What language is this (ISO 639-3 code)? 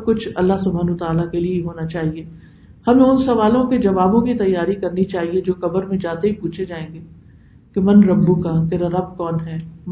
urd